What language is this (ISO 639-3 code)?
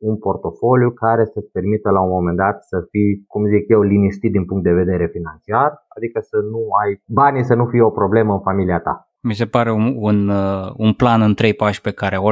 ron